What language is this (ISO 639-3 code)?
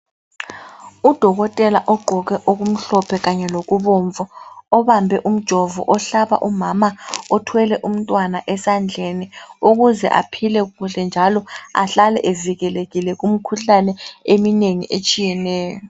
nde